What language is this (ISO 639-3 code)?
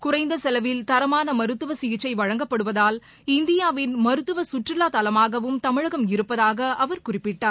tam